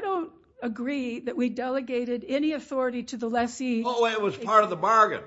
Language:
English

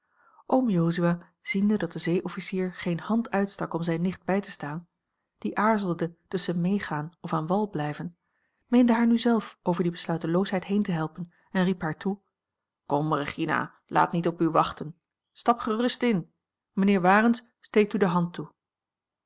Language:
Dutch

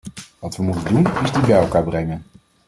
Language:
Dutch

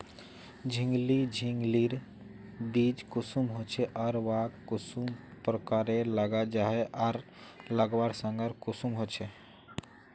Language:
Magahi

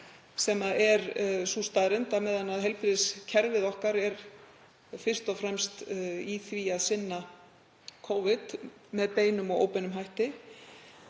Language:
Icelandic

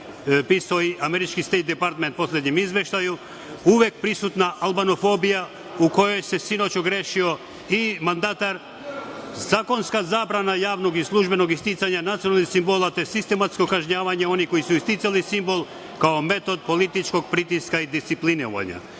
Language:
Serbian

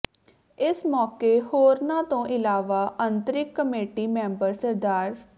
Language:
Punjabi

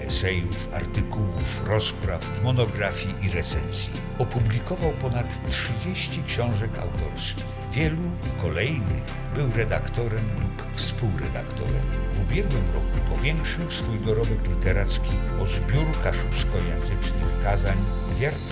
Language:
Polish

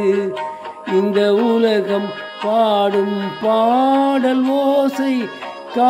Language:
Arabic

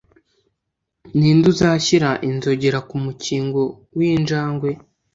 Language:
Kinyarwanda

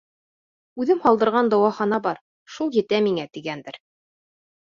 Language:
Bashkir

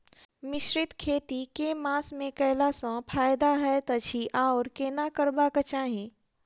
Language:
Maithili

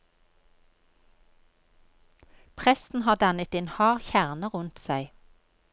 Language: Norwegian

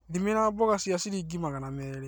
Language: Kikuyu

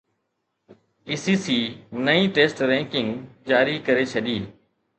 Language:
Sindhi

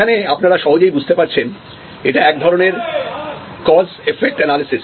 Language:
Bangla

